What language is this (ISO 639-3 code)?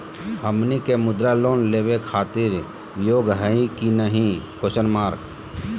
mag